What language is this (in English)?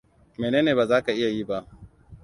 Hausa